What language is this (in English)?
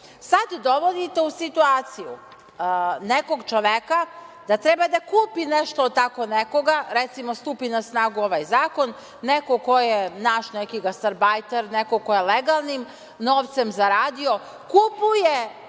Serbian